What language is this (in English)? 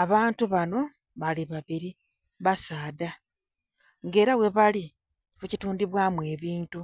Soga